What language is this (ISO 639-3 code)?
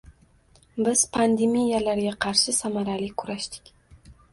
uzb